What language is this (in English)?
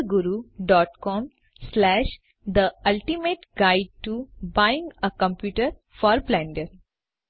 Gujarati